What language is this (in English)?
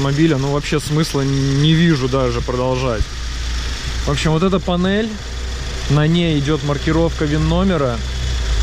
Russian